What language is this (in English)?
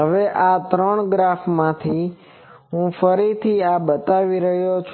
Gujarati